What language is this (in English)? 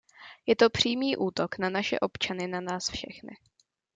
Czech